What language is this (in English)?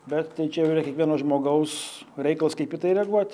Lithuanian